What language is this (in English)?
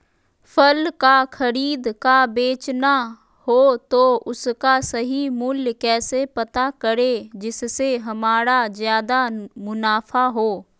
Magahi